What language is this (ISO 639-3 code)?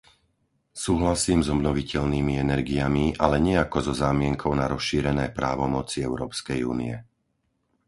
slk